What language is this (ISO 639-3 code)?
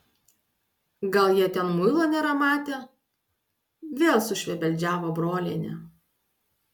lit